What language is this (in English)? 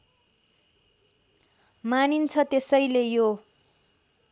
Nepali